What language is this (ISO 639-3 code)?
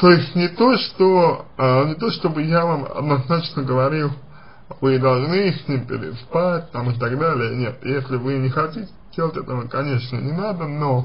rus